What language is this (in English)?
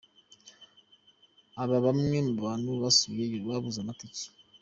Kinyarwanda